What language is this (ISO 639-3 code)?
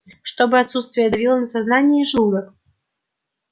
rus